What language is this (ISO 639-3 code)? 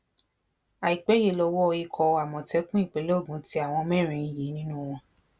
yor